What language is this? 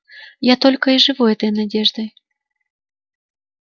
Russian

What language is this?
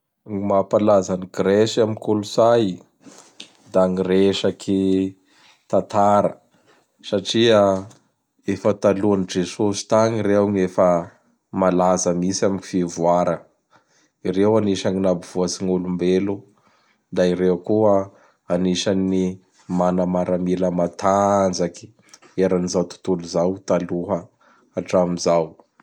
Bara Malagasy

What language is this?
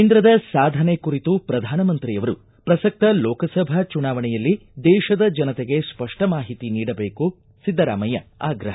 Kannada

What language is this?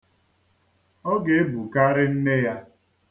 Igbo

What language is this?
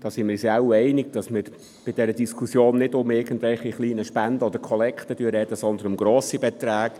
Swiss German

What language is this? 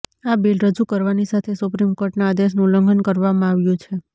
Gujarati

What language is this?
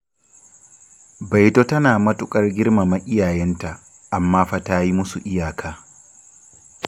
Hausa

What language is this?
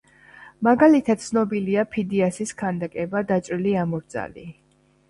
Georgian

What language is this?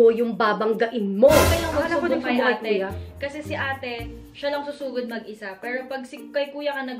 Filipino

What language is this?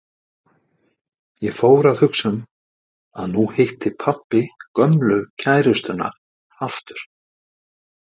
Icelandic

